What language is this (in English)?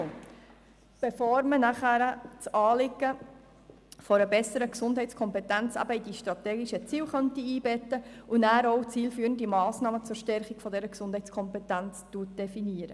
Swiss German